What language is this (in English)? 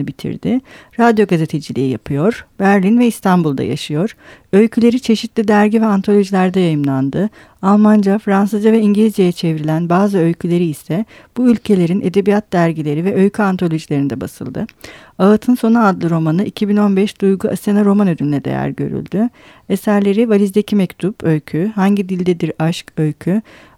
Turkish